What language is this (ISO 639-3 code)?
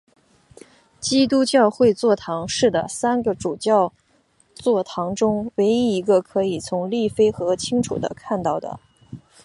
zho